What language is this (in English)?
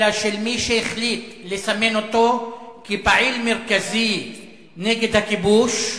Hebrew